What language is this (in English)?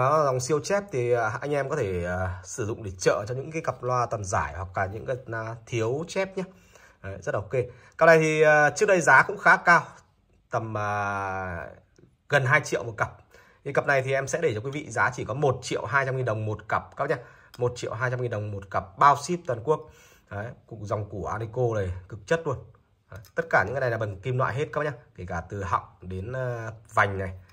Vietnamese